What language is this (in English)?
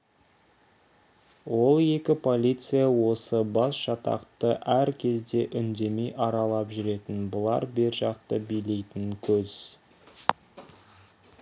Kazakh